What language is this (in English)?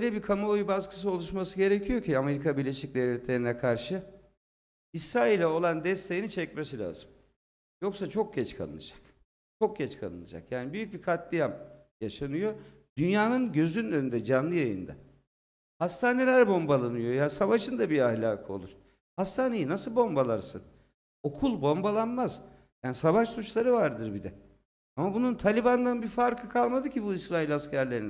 Turkish